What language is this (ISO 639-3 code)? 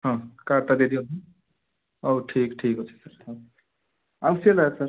ori